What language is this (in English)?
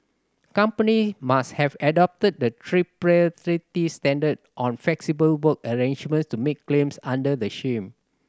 English